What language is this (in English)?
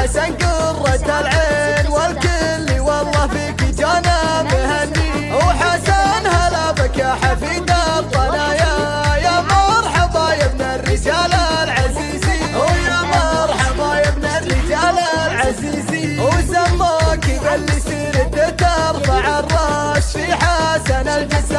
Arabic